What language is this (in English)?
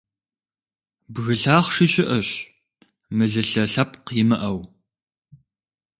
Kabardian